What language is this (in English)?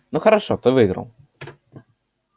Russian